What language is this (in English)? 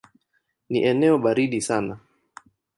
Swahili